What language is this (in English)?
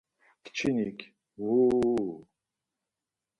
Laz